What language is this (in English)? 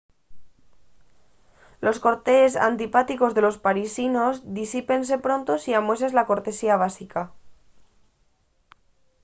Asturian